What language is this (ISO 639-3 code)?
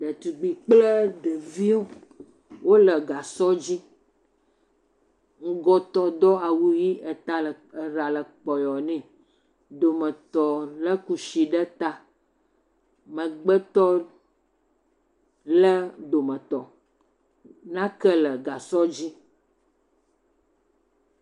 ewe